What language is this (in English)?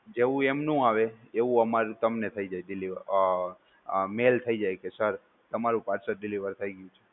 Gujarati